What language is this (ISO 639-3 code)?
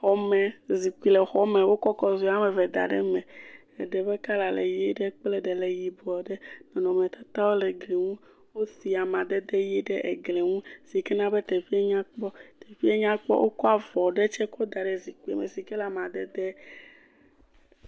ewe